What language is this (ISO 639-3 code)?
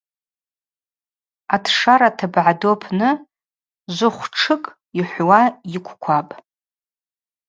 abq